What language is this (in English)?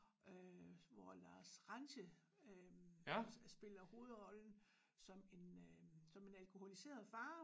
Danish